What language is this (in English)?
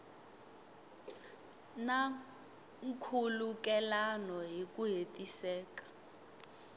Tsonga